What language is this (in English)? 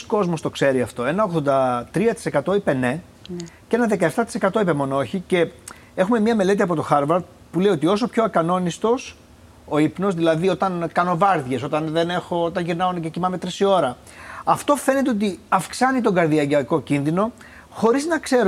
Greek